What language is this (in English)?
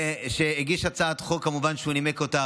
Hebrew